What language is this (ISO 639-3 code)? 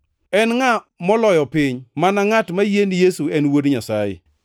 luo